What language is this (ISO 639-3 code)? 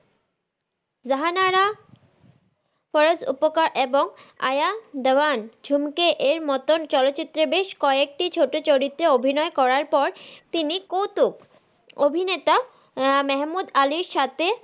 ben